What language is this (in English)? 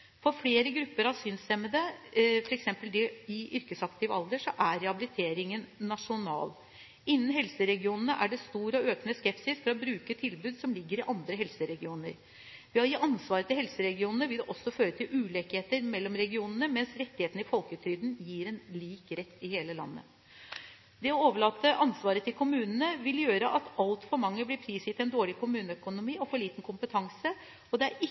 Norwegian Bokmål